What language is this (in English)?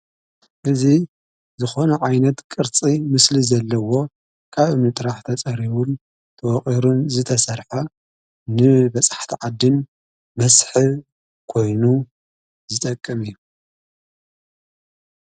Tigrinya